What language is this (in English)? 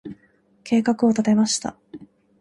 Japanese